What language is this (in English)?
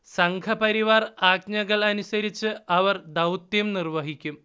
Malayalam